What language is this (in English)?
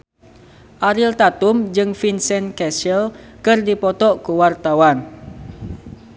Sundanese